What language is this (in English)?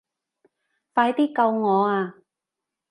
Cantonese